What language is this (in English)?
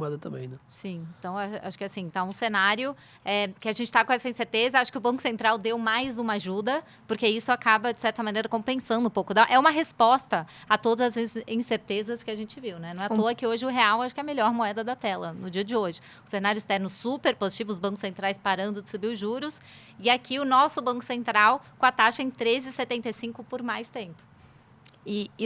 Portuguese